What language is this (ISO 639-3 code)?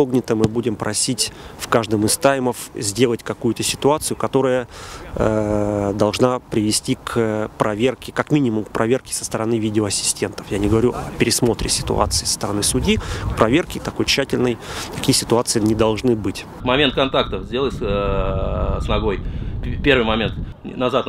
rus